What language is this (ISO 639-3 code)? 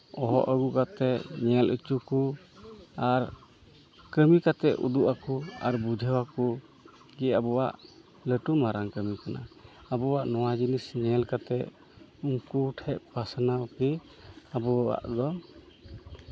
sat